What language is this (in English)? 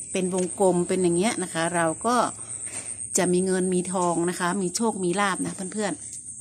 Thai